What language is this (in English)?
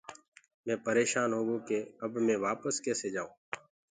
Gurgula